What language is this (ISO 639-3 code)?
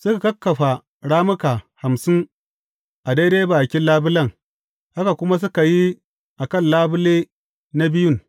hau